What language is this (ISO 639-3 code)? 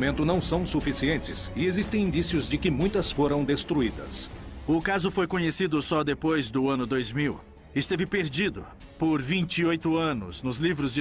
por